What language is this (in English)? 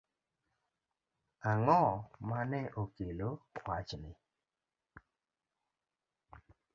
Luo (Kenya and Tanzania)